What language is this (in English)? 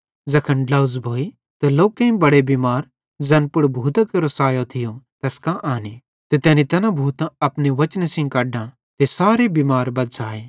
Bhadrawahi